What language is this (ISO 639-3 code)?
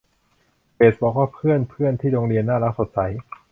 tha